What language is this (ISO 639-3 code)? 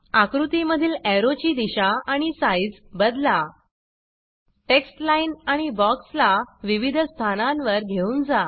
mar